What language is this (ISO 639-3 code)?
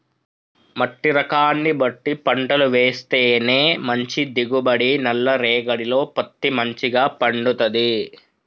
tel